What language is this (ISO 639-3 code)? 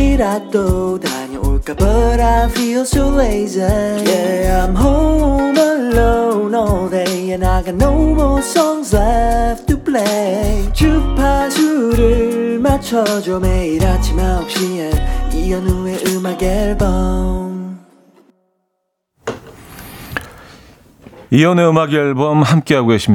kor